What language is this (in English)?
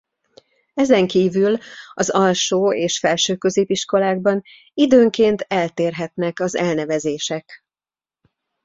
Hungarian